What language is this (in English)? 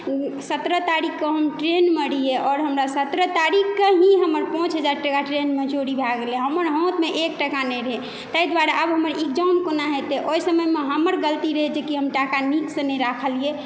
Maithili